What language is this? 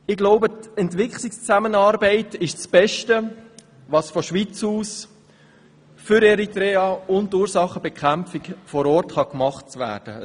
Swiss German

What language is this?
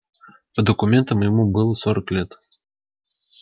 Russian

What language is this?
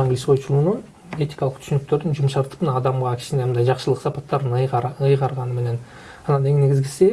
Turkish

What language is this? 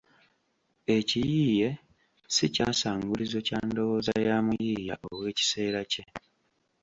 Ganda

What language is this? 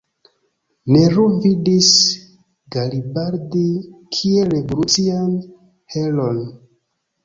Esperanto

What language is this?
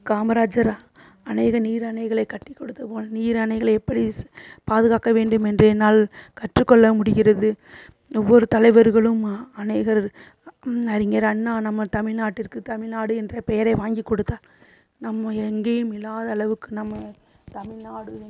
Tamil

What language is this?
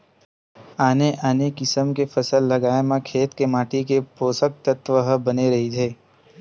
Chhattisgarhi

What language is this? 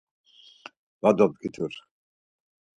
Laz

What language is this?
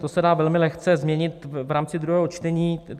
Czech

